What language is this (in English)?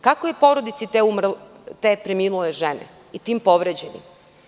Serbian